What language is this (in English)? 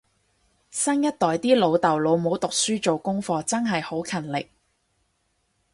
Cantonese